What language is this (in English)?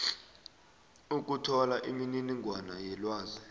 South Ndebele